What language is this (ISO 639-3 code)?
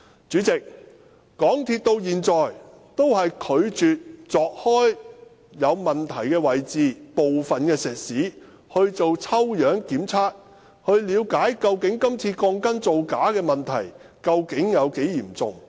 yue